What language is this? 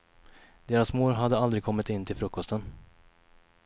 Swedish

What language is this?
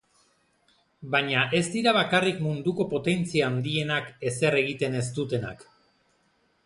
Basque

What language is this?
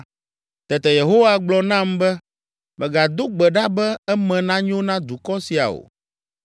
Ewe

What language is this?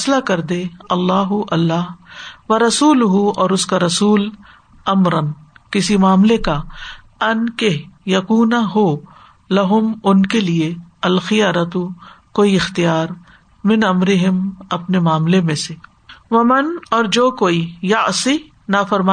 Urdu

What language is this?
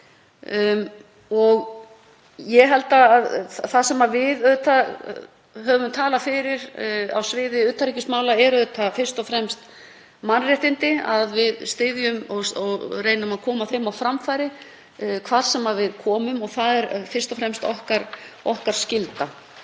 Icelandic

